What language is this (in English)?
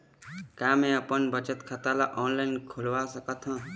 Chhattisgarhi